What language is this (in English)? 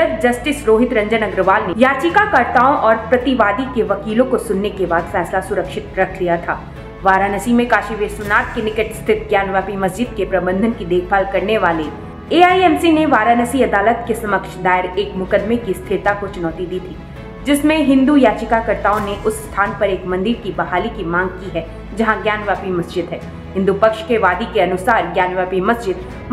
Hindi